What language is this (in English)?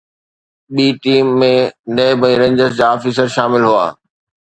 Sindhi